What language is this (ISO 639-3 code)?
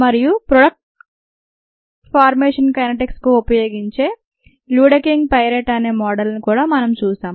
tel